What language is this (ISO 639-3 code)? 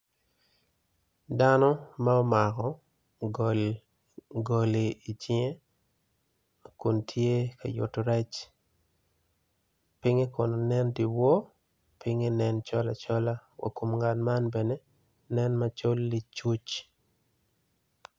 ach